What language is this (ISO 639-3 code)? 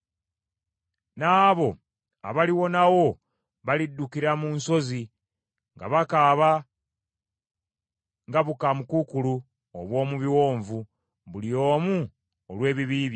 lug